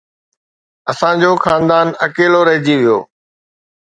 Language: Sindhi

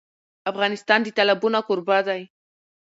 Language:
Pashto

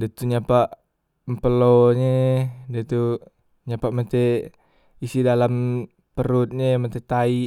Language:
Musi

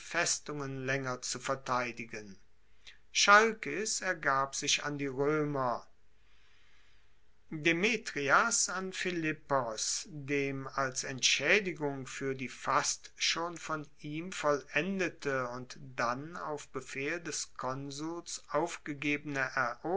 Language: German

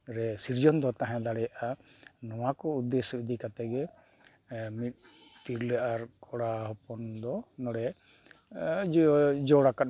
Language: Santali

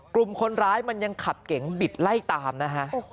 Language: Thai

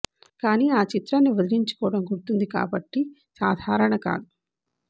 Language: Telugu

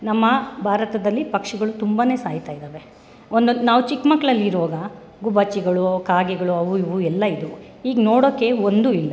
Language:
Kannada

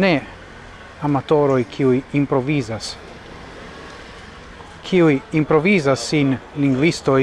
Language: Italian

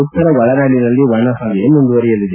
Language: Kannada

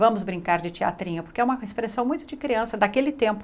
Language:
Portuguese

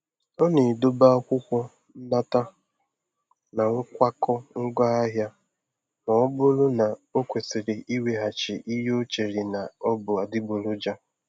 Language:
Igbo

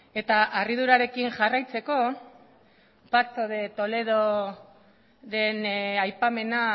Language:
Basque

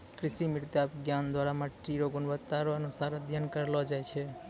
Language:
Maithili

